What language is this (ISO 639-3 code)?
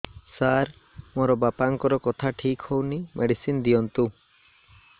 ori